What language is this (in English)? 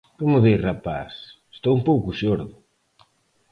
Galician